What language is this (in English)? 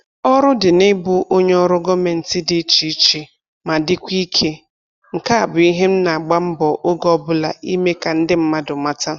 Igbo